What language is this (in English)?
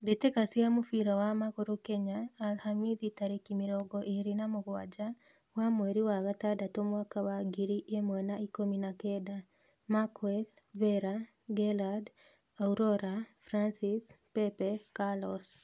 Kikuyu